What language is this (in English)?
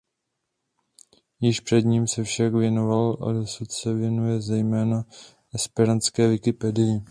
Czech